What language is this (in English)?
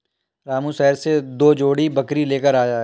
Hindi